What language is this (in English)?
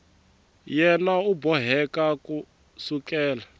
Tsonga